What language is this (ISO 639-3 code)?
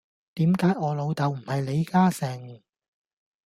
yue